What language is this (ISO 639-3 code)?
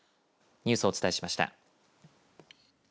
jpn